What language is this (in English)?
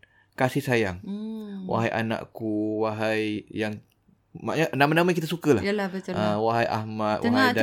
Malay